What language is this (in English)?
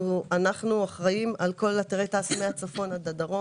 Hebrew